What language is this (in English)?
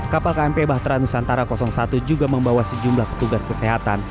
Indonesian